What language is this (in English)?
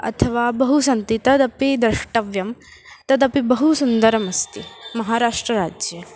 Sanskrit